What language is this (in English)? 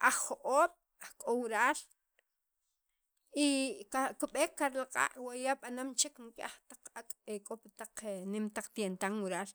Sacapulteco